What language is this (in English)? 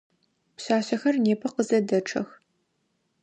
Adyghe